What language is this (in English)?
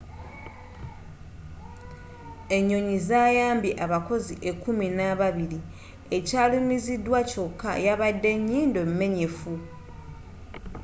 Ganda